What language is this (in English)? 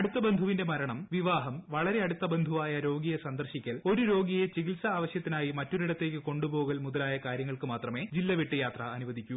Malayalam